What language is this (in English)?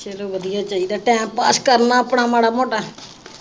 Punjabi